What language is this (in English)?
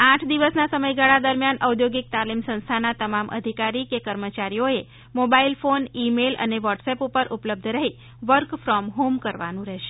Gujarati